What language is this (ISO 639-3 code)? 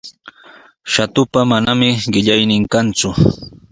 qws